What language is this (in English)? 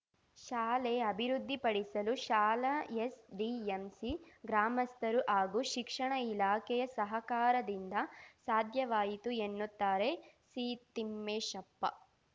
Kannada